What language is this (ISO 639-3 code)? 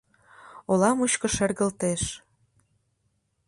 chm